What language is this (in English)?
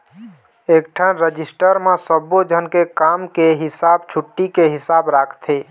Chhattisgarhi